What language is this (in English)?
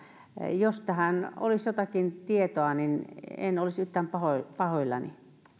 Finnish